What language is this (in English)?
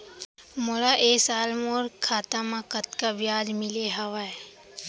Chhattisgarhi